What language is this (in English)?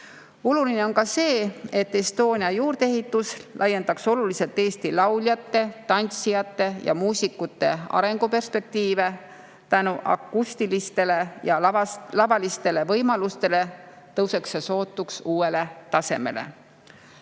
Estonian